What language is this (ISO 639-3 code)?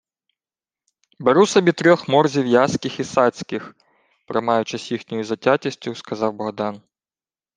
ukr